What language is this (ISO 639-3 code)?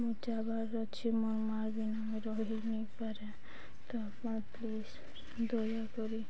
ori